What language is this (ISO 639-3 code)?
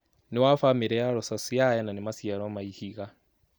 kik